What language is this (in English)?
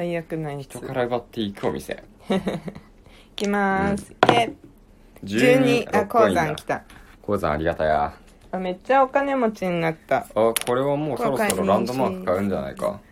Japanese